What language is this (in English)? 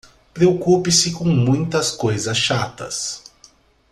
Portuguese